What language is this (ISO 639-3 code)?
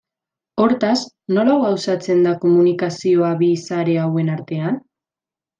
eus